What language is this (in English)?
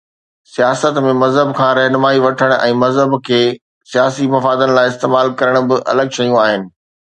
Sindhi